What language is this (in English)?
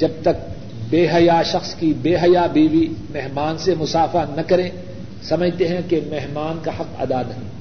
Urdu